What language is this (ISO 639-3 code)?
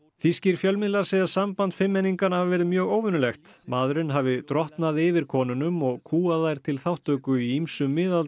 isl